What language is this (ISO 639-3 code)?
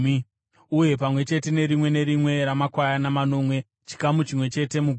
sna